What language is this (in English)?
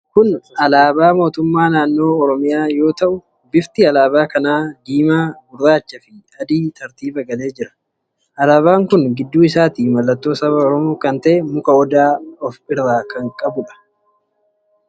Oromo